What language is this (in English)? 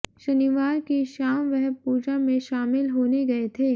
Hindi